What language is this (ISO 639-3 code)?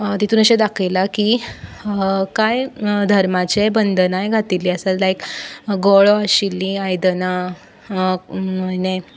kok